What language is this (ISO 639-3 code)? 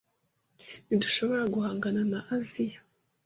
kin